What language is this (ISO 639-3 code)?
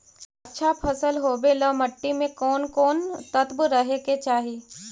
mag